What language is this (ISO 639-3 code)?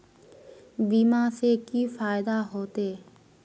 mag